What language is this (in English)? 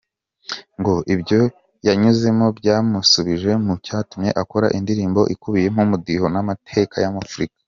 Kinyarwanda